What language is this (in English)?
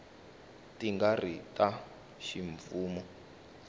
Tsonga